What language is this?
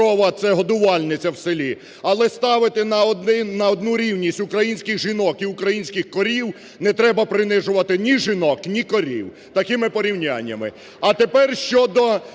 Ukrainian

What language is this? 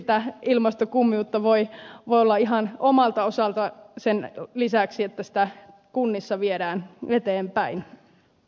Finnish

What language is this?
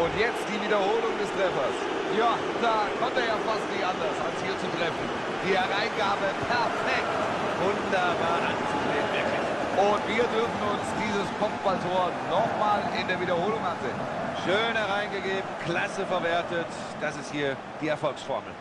German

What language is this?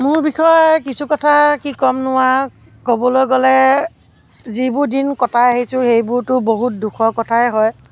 Assamese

